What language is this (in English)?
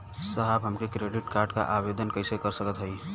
Bhojpuri